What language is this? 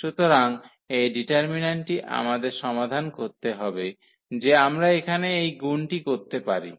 Bangla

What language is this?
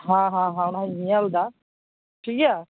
Santali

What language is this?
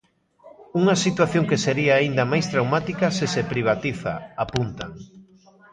Galician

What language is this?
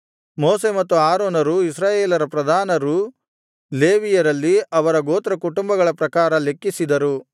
Kannada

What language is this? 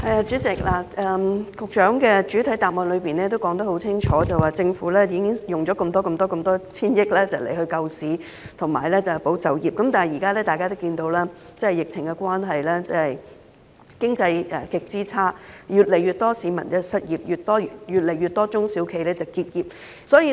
Cantonese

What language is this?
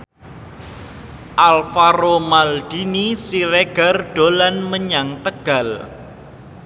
Javanese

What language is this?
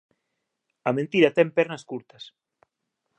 Galician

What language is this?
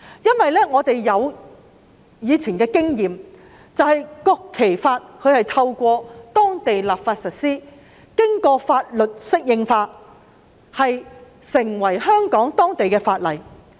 Cantonese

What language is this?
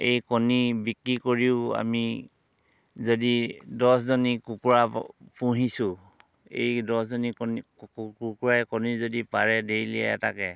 Assamese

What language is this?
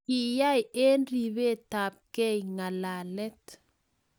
Kalenjin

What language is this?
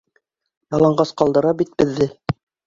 Bashkir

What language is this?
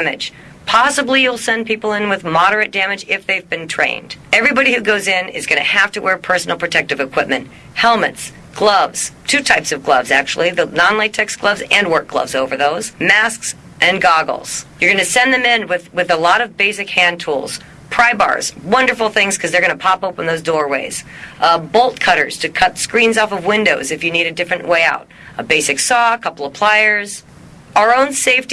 English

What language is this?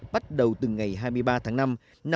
Vietnamese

